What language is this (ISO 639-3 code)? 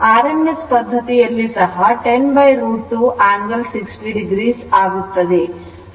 kan